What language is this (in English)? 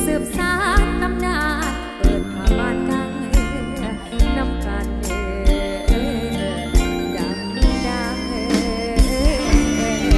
Thai